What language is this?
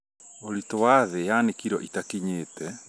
Kikuyu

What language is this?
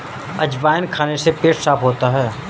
Hindi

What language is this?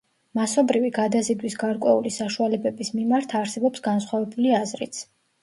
Georgian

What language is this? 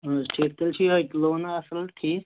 Kashmiri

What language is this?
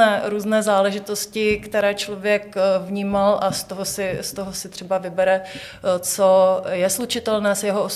Czech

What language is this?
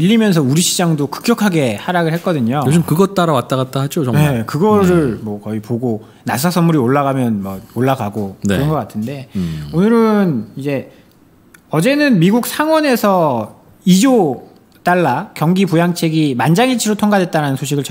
Korean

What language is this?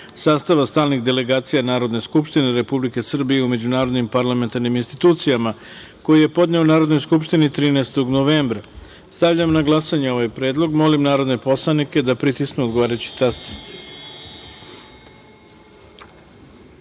Serbian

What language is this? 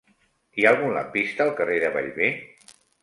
Catalan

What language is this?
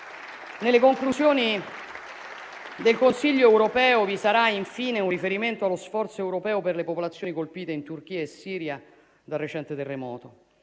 Italian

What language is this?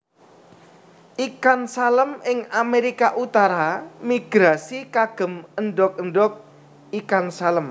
Javanese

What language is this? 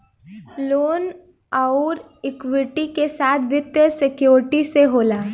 Bhojpuri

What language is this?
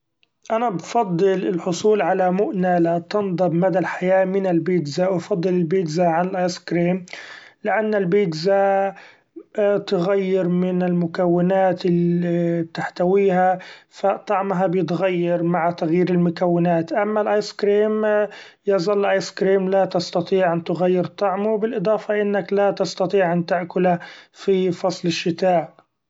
Gulf Arabic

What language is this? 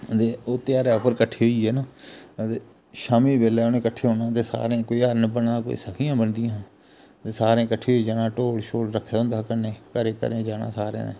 Dogri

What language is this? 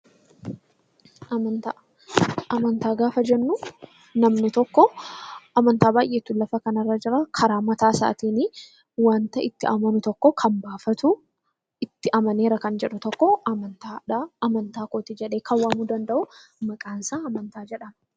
Oromo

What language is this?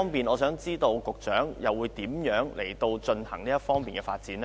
Cantonese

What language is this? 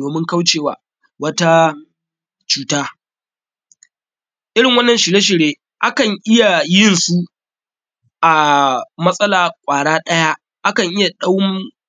Hausa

